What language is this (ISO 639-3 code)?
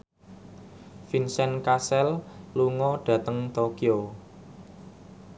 jav